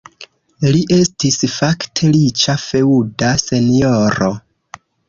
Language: Esperanto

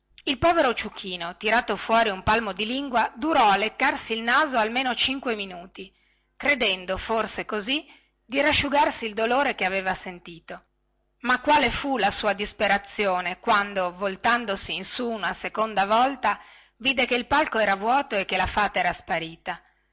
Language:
Italian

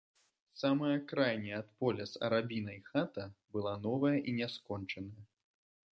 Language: Belarusian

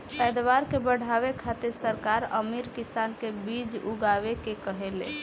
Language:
Bhojpuri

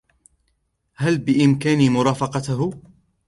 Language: Arabic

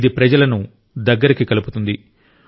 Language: Telugu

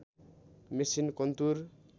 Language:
Nepali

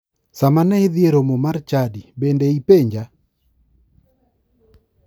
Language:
Luo (Kenya and Tanzania)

